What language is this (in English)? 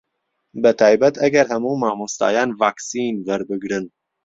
Central Kurdish